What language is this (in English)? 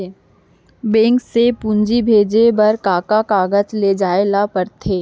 Chhattisgarhi